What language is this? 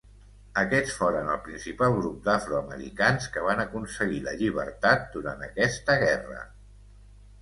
Catalan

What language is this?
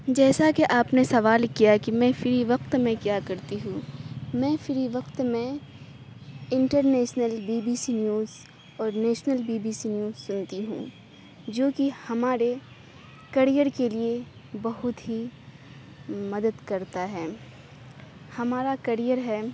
Urdu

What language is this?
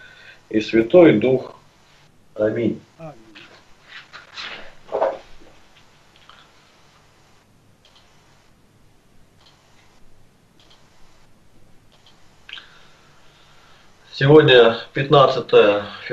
Russian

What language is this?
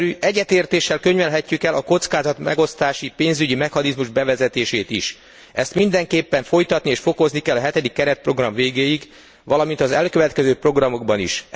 Hungarian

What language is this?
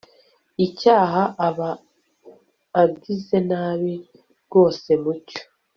Kinyarwanda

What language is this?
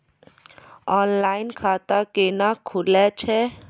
Maithili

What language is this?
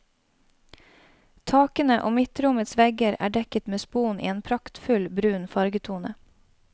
Norwegian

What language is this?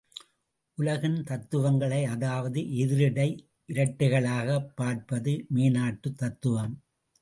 Tamil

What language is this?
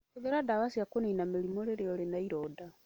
Kikuyu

